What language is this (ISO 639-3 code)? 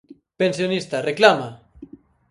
glg